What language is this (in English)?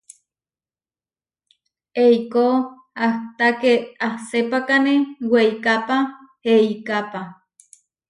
Huarijio